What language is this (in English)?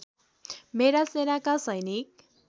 Nepali